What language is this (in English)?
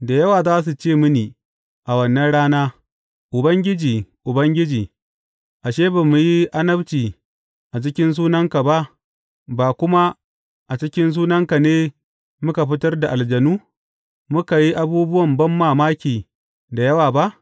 Hausa